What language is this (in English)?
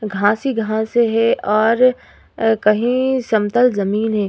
Hindi